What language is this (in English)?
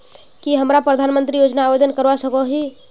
Magahi